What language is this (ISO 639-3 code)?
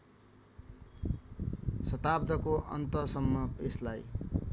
nep